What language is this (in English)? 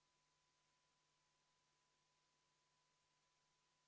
Estonian